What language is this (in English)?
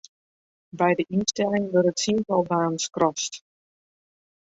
Western Frisian